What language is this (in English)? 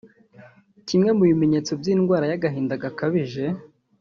Kinyarwanda